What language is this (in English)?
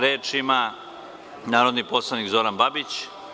Serbian